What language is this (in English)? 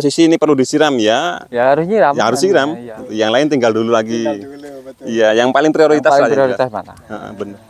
Indonesian